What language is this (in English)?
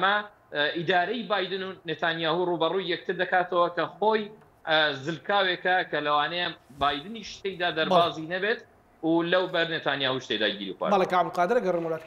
Arabic